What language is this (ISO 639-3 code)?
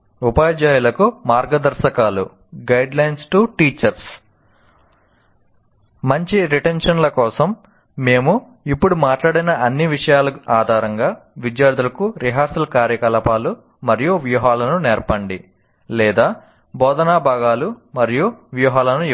tel